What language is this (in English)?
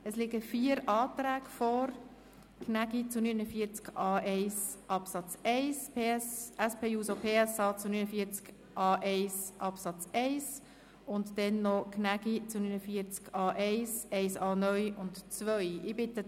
Swiss German